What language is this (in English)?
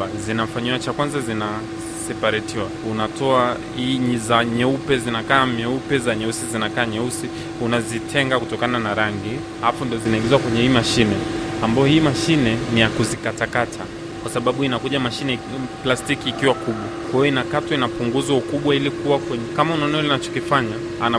Swahili